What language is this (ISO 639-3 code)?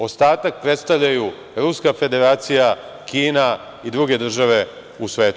srp